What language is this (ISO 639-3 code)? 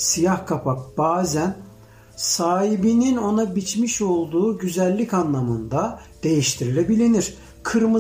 tur